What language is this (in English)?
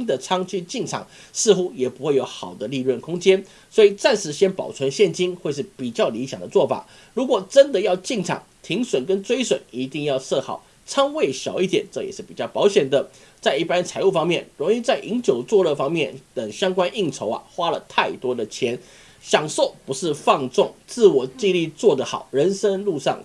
Chinese